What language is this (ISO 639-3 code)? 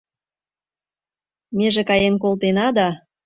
chm